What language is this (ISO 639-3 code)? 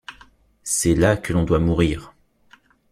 fra